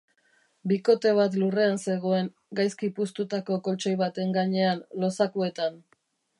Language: Basque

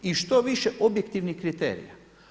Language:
Croatian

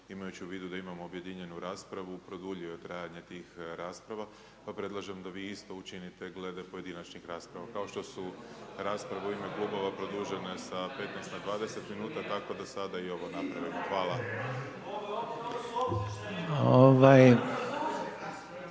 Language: Croatian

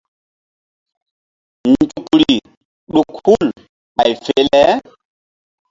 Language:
Mbum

